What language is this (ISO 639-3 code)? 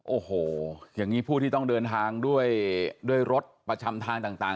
tha